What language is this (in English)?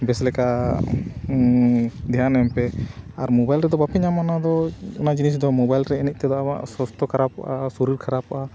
Santali